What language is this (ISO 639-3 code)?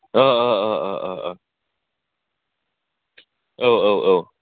brx